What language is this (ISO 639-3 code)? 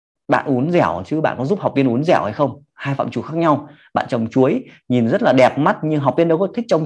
vie